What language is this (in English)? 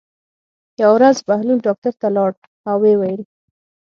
Pashto